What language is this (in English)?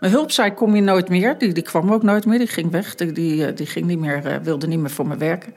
Dutch